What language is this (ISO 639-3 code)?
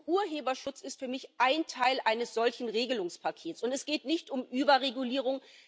deu